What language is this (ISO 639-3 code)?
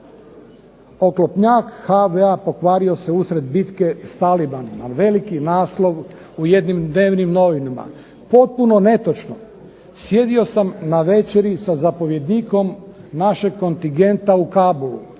hrv